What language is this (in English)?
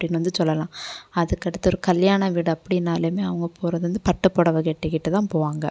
Tamil